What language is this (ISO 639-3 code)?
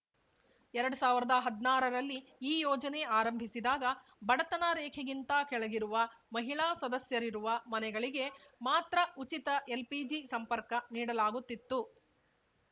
kan